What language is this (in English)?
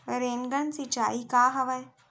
Chhattisgarhi